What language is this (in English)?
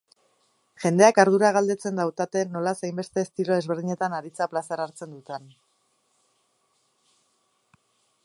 Basque